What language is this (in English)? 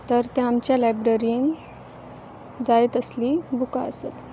Konkani